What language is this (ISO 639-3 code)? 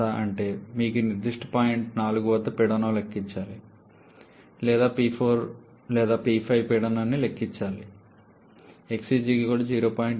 tel